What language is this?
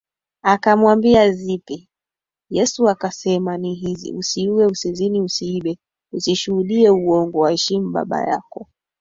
Swahili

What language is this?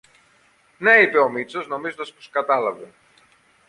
Greek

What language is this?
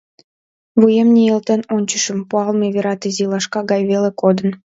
Mari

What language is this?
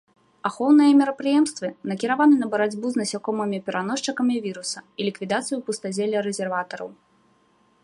Belarusian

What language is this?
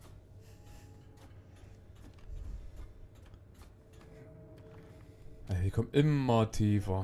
German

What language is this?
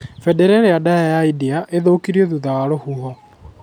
Kikuyu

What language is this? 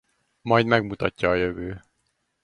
Hungarian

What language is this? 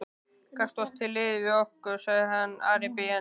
Icelandic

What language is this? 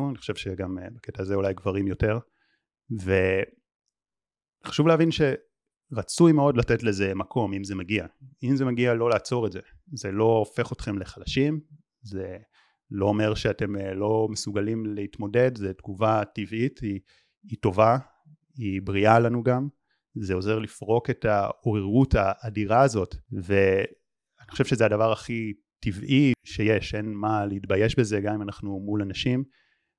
Hebrew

